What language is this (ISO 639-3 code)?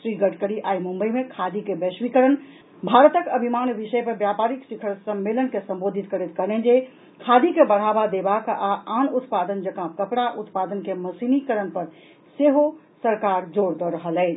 mai